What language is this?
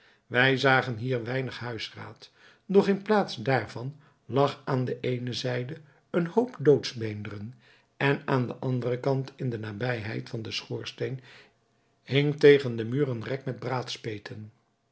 Dutch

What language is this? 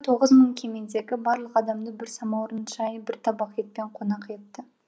Kazakh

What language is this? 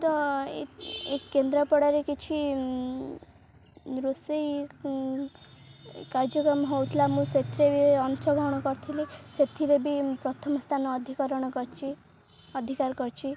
Odia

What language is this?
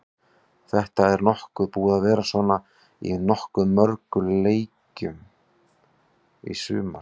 Icelandic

